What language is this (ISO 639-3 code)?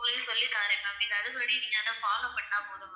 tam